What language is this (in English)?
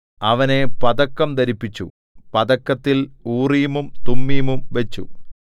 Malayalam